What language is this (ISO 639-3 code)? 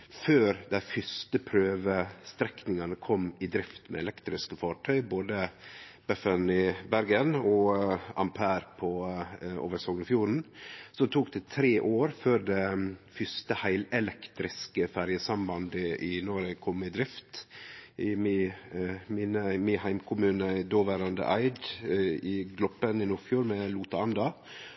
nno